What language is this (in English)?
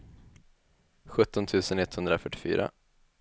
Swedish